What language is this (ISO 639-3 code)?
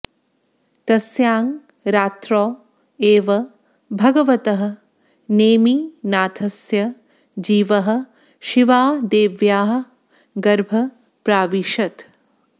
san